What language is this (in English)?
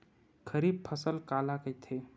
Chhattisgarhi